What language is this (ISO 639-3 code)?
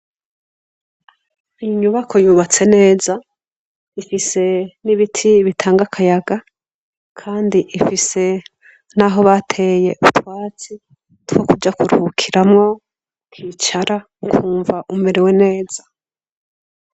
run